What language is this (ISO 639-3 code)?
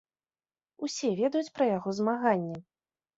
bel